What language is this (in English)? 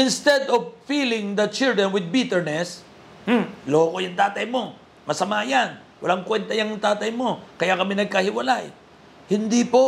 Filipino